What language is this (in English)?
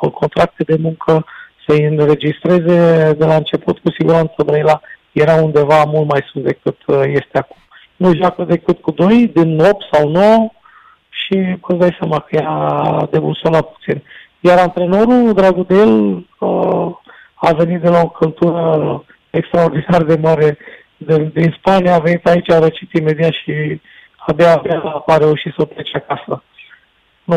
Romanian